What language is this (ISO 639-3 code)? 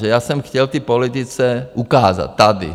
ces